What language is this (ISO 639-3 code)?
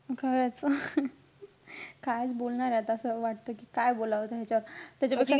mar